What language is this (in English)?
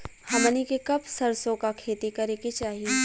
Bhojpuri